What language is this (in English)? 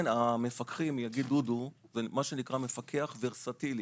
Hebrew